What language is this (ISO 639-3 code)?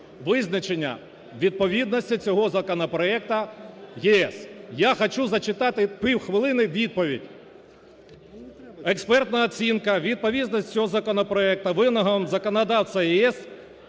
ukr